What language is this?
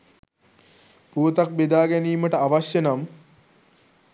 Sinhala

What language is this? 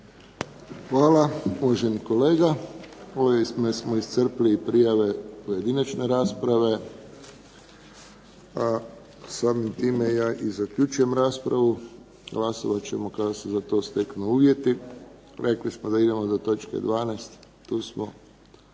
Croatian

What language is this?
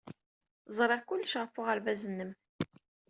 Kabyle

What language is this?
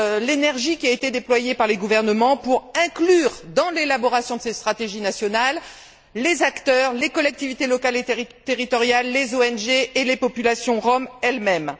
French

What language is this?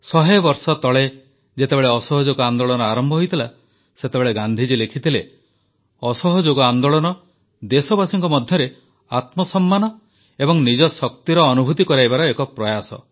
Odia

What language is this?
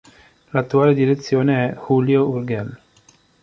Italian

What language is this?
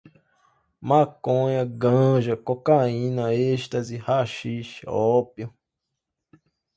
Portuguese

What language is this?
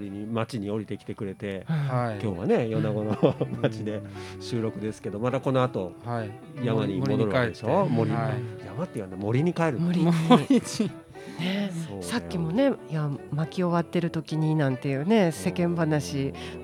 Japanese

